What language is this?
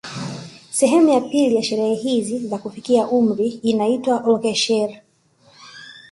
Swahili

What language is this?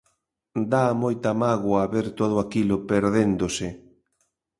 Galician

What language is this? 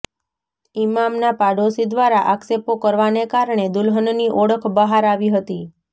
Gujarati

